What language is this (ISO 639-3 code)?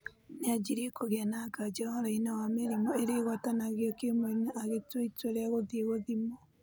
kik